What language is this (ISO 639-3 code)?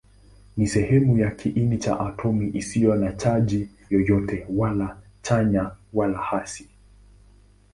swa